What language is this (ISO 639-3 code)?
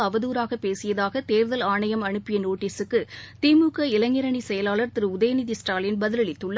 tam